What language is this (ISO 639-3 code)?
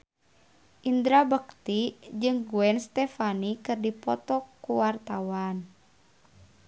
sun